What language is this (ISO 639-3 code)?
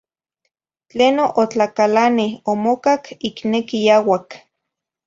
nhi